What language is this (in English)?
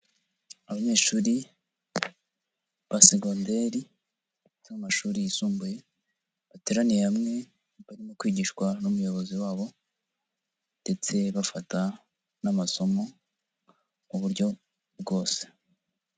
Kinyarwanda